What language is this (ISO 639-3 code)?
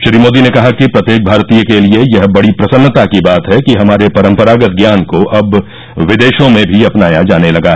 hin